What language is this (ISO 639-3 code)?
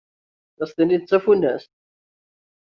kab